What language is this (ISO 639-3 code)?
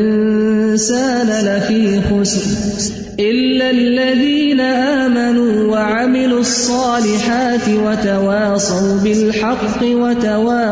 urd